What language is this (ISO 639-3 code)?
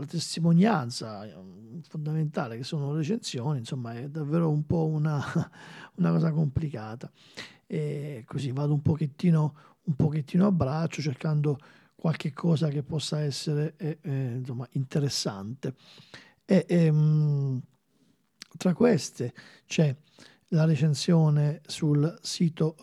ita